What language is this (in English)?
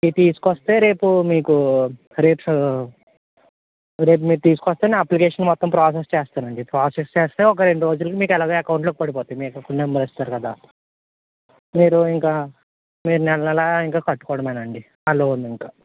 Telugu